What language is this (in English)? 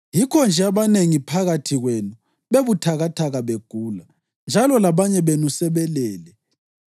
North Ndebele